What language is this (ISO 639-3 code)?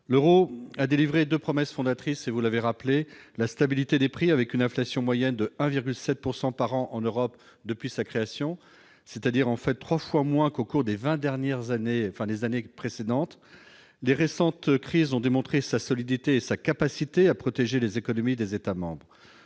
fra